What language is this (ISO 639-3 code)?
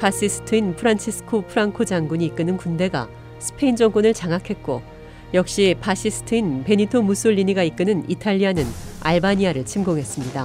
kor